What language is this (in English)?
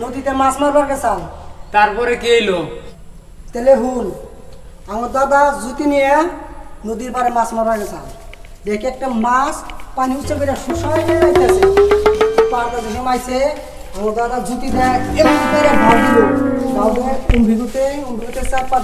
Indonesian